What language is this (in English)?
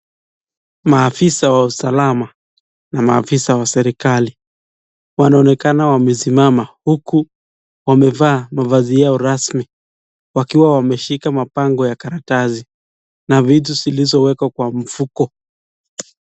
Swahili